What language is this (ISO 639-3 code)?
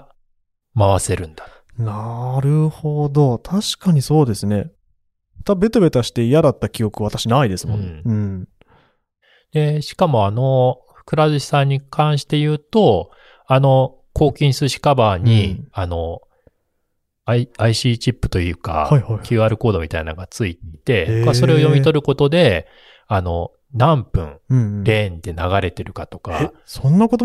jpn